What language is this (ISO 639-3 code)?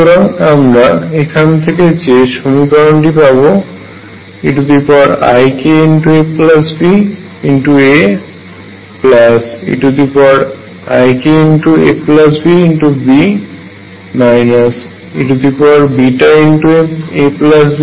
ben